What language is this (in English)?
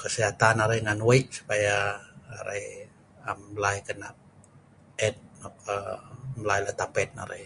Sa'ban